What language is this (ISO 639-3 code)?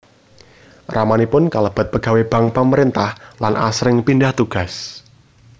jav